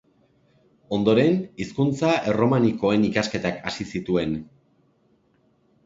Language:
Basque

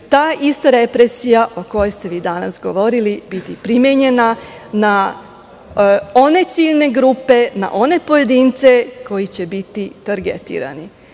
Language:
Serbian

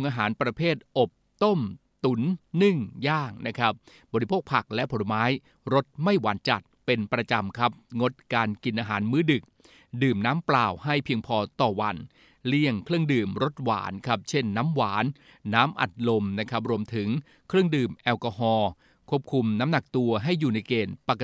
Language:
Thai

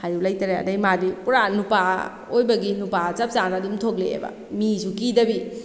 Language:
Manipuri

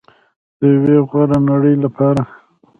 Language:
Pashto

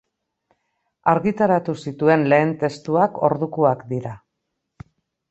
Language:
Basque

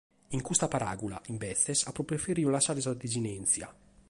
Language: Sardinian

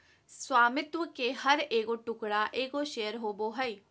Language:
Magahi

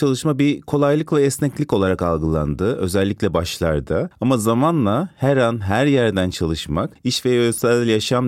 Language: Turkish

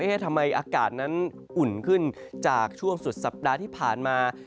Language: Thai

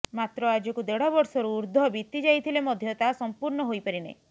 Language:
Odia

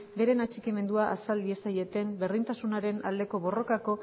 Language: Basque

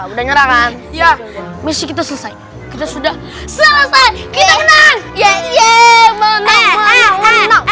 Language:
Indonesian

